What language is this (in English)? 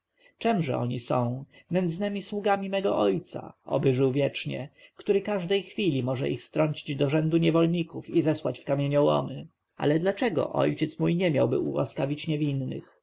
Polish